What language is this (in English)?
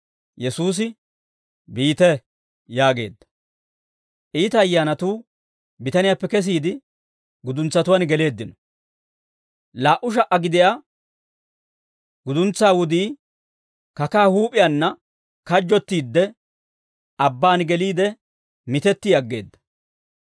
Dawro